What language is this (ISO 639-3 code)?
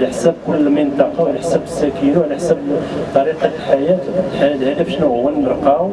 ara